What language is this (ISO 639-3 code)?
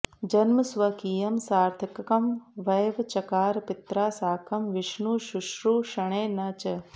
san